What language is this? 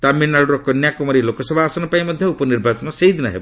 Odia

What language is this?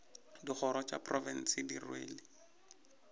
Northern Sotho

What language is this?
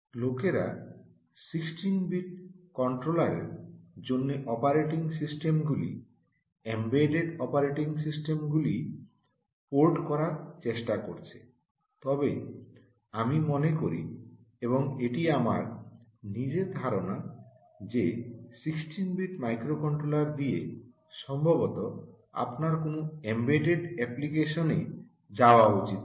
Bangla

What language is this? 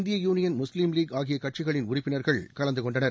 Tamil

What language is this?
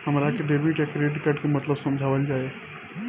Bhojpuri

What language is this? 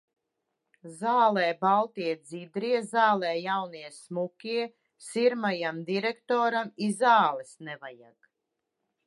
Latvian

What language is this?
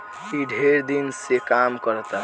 Bhojpuri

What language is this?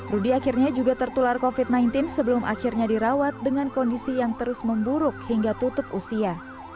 Indonesian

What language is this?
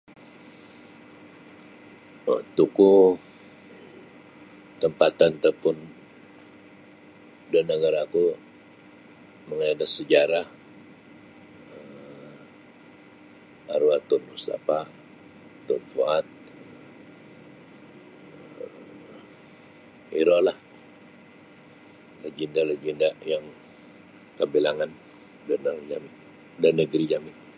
Sabah Bisaya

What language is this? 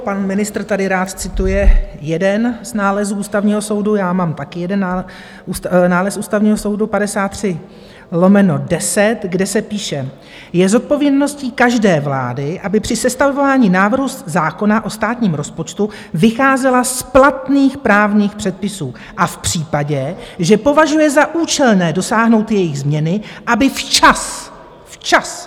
Czech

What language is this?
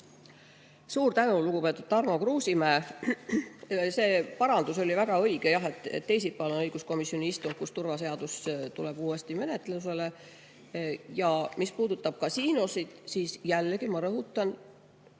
Estonian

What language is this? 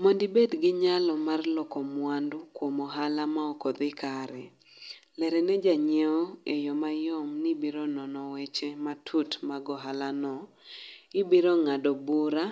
Luo (Kenya and Tanzania)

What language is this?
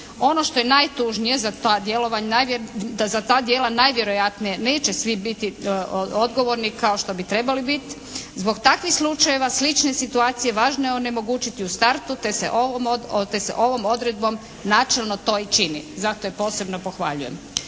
Croatian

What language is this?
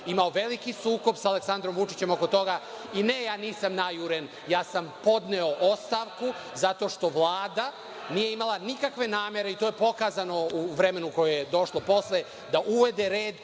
Serbian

